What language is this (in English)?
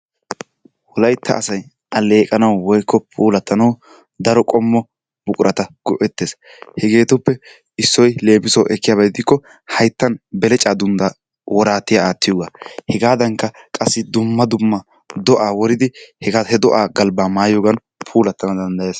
Wolaytta